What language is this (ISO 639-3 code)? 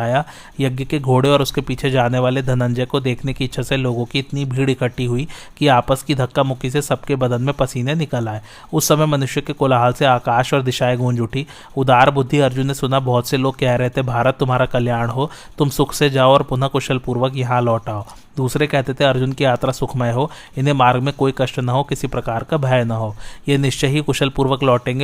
hin